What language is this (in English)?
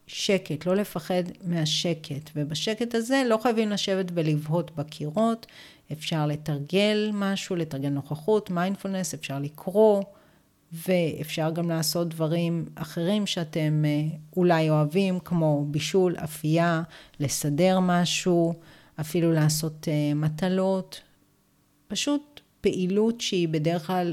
Hebrew